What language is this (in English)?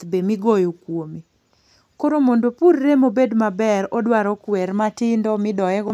Luo (Kenya and Tanzania)